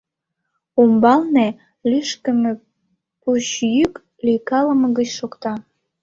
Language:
Mari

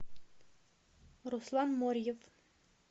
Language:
Russian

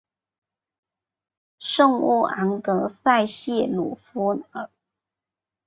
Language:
Chinese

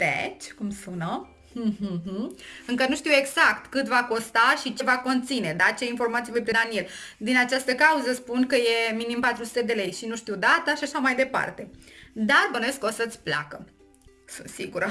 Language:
Romanian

